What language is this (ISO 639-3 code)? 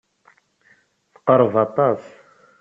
kab